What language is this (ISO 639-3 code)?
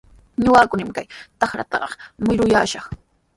qws